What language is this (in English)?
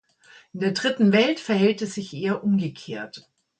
German